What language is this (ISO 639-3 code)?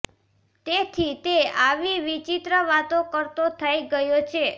guj